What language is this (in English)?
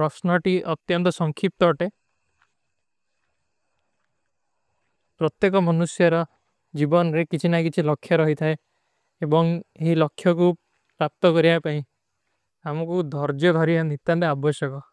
Kui (India)